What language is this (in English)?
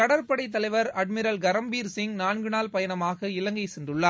Tamil